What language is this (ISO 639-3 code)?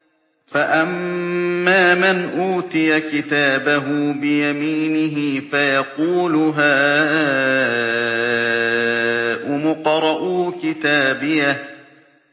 ara